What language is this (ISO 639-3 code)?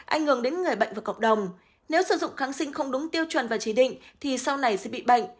vie